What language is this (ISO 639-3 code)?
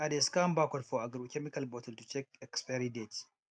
pcm